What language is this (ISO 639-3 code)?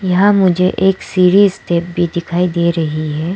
hin